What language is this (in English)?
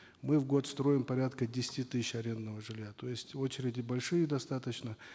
Kazakh